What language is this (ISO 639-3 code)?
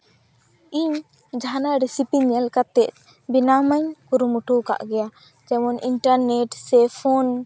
sat